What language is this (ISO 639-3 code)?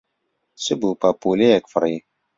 ckb